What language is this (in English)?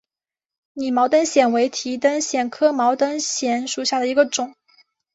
Chinese